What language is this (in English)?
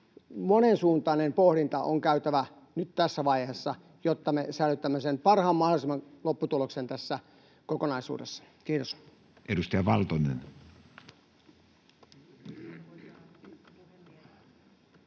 Finnish